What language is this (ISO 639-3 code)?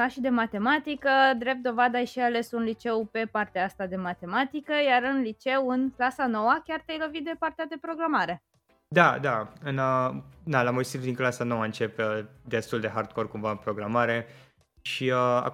ron